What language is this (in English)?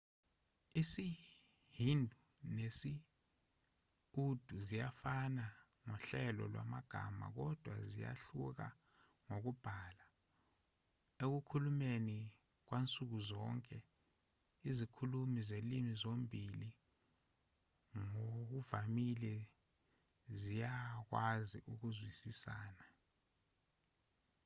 Zulu